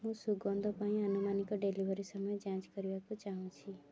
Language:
Odia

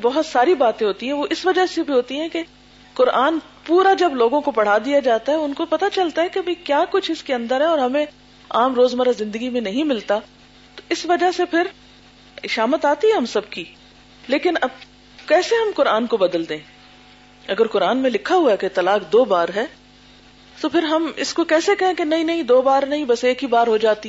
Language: Urdu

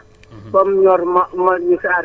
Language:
Wolof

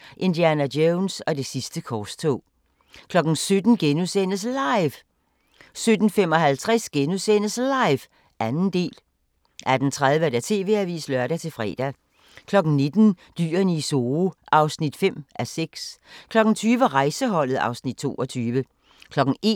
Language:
Danish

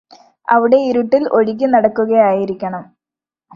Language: Malayalam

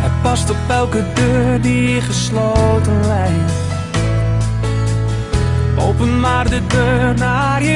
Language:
Dutch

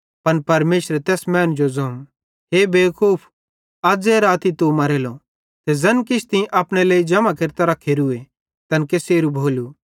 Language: Bhadrawahi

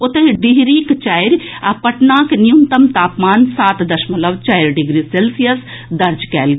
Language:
Maithili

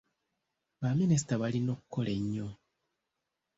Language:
Ganda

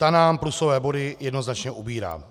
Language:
Czech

